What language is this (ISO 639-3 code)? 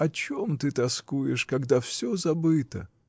rus